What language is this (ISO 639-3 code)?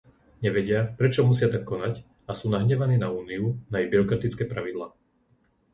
slk